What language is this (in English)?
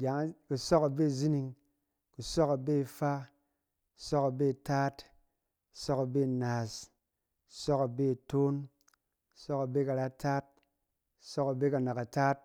Cen